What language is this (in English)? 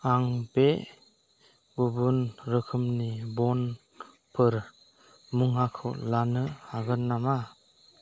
Bodo